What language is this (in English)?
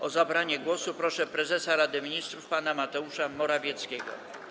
Polish